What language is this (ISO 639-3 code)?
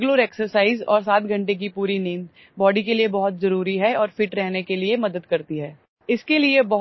ori